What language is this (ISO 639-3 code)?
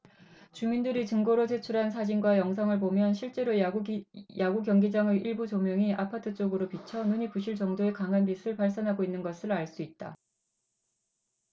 kor